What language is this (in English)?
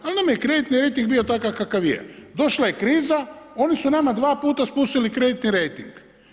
Croatian